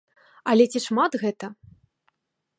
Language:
Belarusian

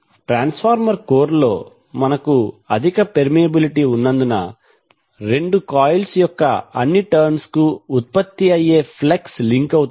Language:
Telugu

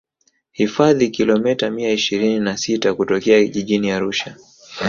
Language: Swahili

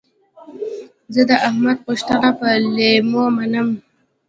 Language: Pashto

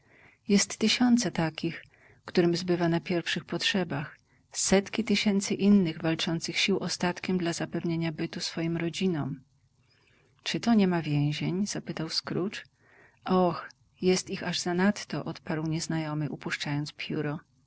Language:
Polish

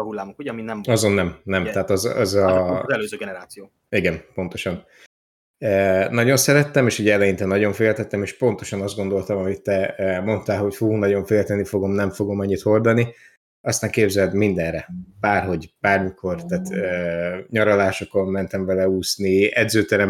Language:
Hungarian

